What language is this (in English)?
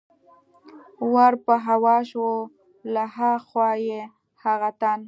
Pashto